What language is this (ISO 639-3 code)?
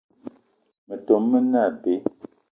eto